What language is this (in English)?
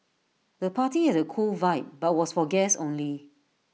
English